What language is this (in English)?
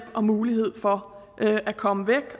Danish